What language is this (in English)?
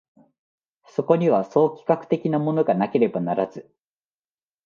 Japanese